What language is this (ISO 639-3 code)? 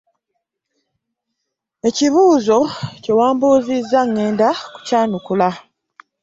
lug